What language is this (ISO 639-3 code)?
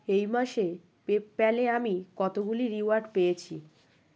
ben